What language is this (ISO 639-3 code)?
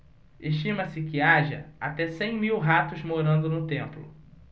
por